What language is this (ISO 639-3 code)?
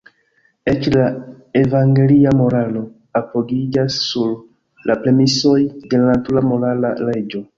epo